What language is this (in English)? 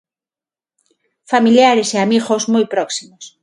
Galician